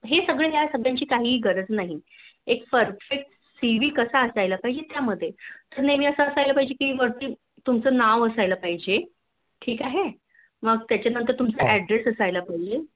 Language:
Marathi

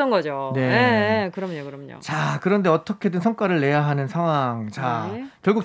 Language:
Korean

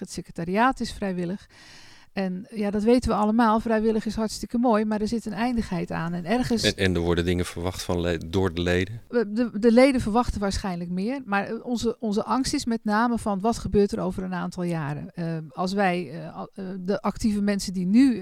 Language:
Dutch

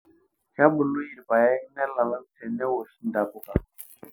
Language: Masai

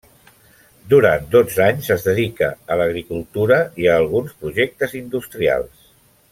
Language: Catalan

